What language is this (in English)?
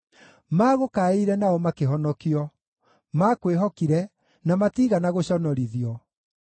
Kikuyu